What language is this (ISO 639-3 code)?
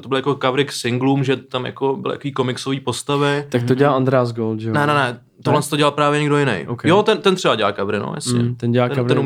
ces